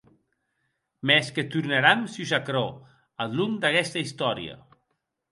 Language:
Occitan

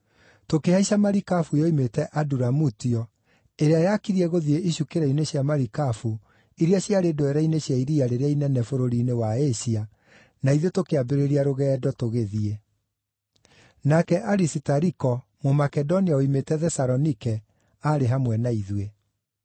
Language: Kikuyu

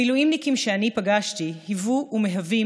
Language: Hebrew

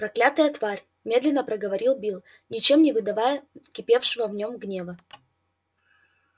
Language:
Russian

